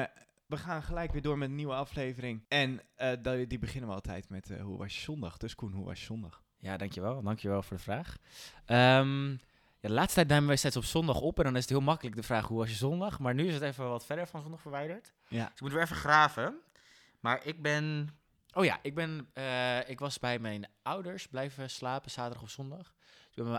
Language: Dutch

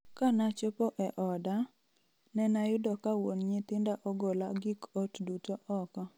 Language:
Luo (Kenya and Tanzania)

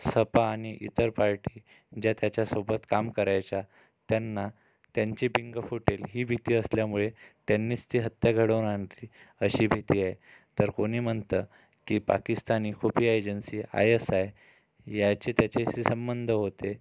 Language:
Marathi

